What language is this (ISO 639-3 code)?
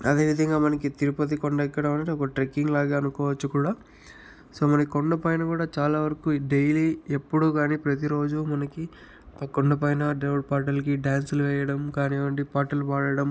tel